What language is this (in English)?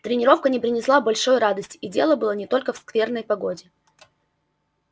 Russian